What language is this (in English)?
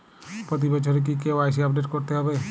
Bangla